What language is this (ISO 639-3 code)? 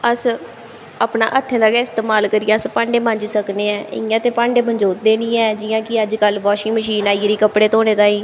doi